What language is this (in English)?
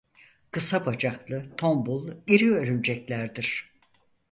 Turkish